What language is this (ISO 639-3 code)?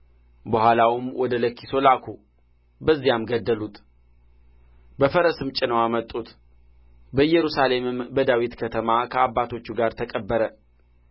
amh